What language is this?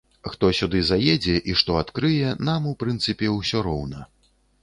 Belarusian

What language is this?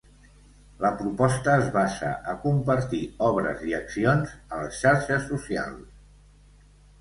Catalan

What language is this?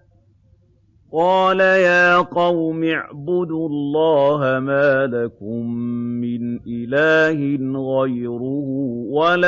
Arabic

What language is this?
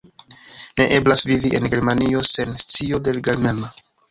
Esperanto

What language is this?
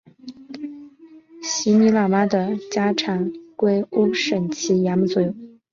Chinese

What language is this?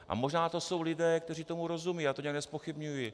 Czech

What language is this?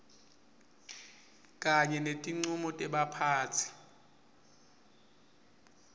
Swati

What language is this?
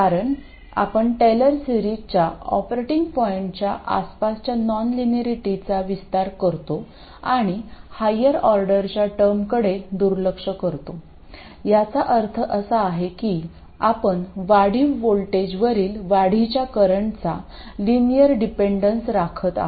Marathi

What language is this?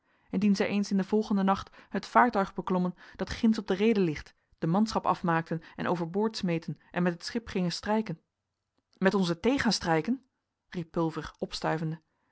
Dutch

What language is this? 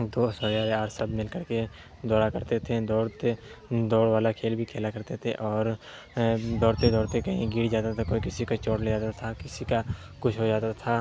Urdu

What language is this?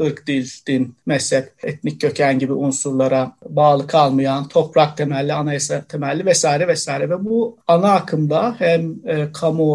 Turkish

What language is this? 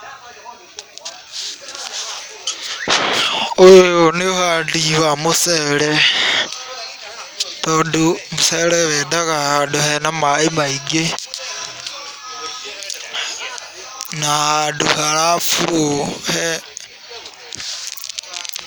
Kikuyu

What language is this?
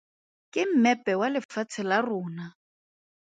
Tswana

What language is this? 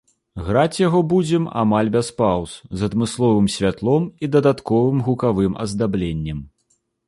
Belarusian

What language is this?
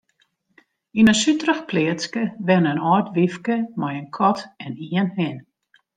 Western Frisian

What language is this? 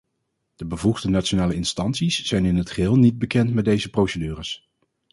Dutch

